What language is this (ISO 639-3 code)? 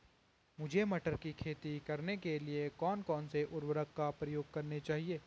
hin